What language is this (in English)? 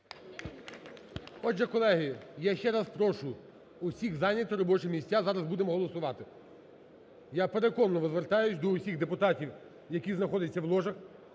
Ukrainian